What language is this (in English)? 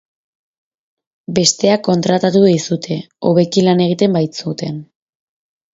Basque